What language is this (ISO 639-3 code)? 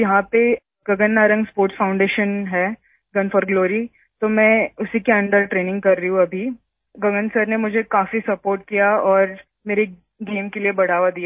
hin